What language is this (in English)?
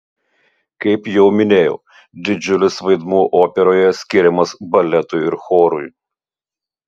Lithuanian